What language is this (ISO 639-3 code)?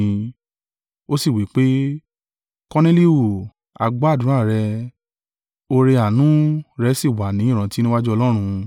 yor